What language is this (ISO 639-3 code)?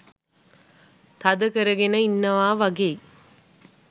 sin